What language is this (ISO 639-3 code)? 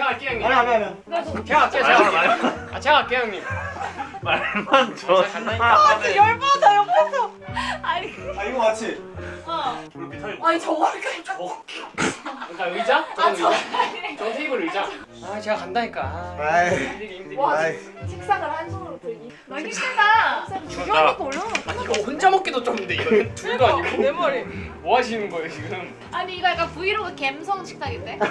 kor